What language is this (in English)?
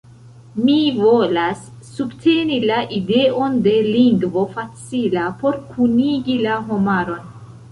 Esperanto